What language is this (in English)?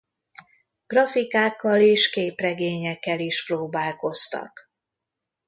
Hungarian